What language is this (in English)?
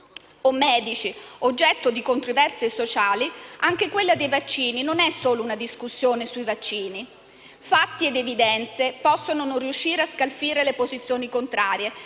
Italian